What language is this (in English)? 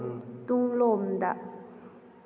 Manipuri